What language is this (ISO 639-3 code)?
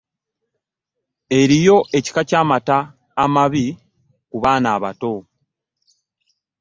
lug